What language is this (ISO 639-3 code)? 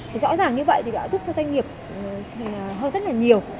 vie